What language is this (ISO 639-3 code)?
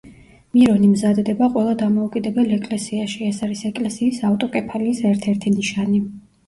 kat